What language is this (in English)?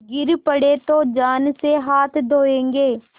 Hindi